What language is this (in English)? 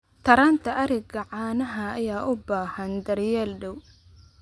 Somali